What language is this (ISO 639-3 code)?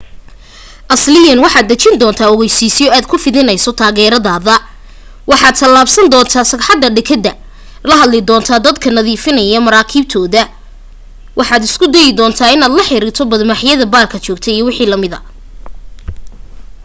som